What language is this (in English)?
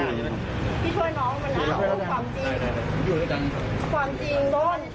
Thai